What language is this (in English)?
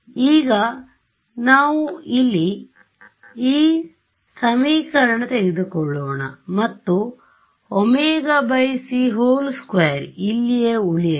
Kannada